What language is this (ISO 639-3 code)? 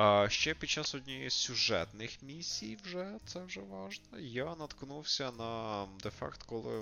ukr